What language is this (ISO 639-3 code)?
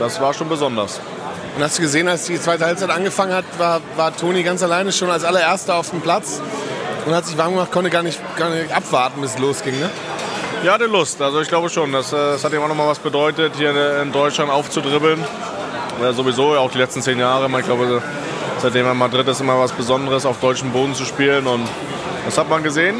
deu